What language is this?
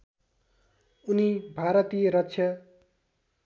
Nepali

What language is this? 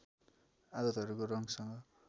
Nepali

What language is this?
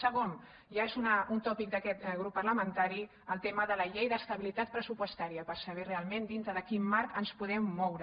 Catalan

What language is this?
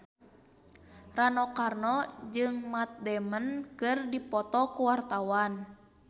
Sundanese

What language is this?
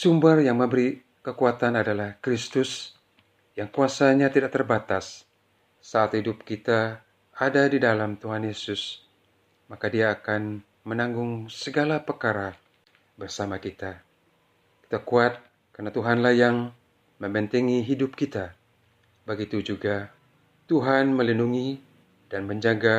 Malay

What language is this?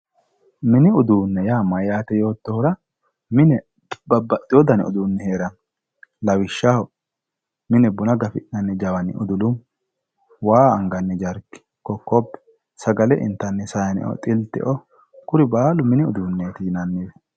Sidamo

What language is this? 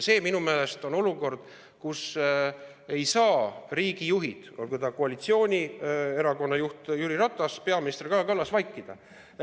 Estonian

